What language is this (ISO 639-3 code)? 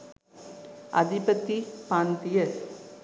sin